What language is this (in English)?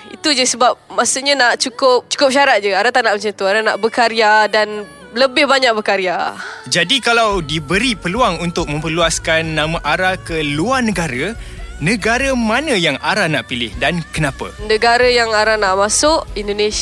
Malay